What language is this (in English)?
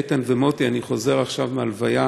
Hebrew